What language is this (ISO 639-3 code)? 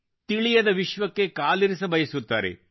kan